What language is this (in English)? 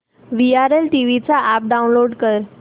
Marathi